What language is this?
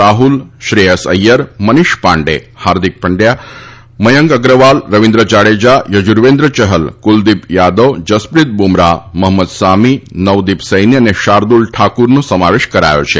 Gujarati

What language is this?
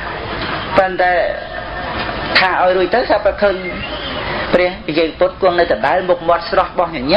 Khmer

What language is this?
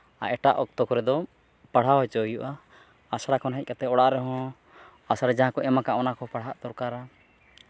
Santali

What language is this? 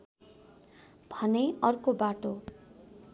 Nepali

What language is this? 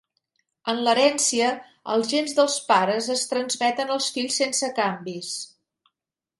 Catalan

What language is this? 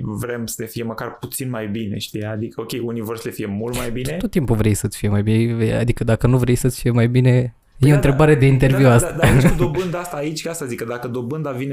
Romanian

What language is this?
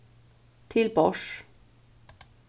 Faroese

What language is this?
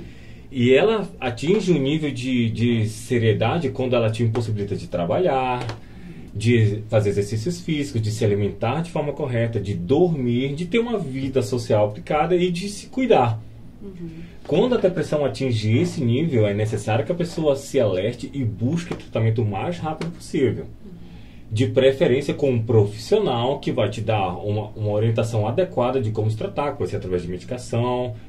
Portuguese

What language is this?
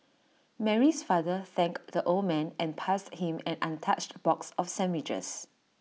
English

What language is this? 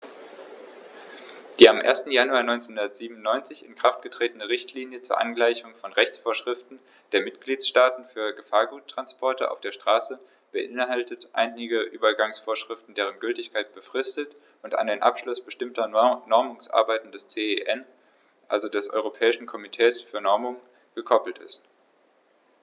German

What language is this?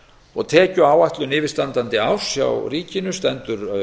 Icelandic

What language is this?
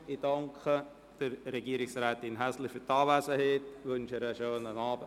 Swiss German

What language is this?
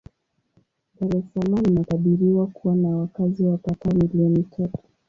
Swahili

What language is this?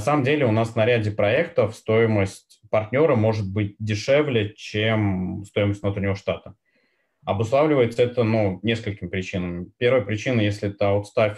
Russian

